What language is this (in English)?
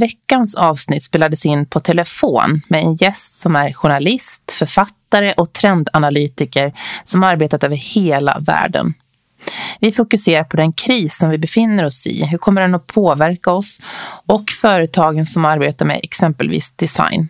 Swedish